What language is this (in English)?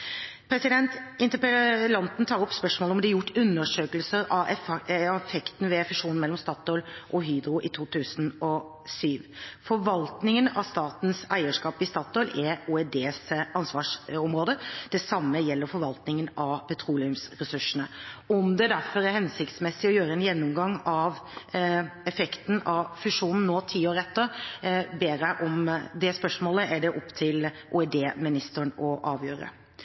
Norwegian Bokmål